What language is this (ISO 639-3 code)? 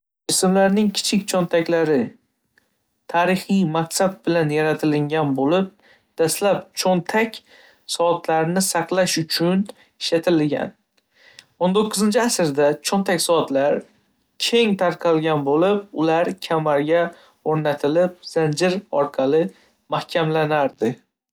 uzb